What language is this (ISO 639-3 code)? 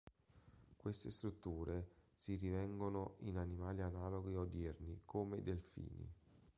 ita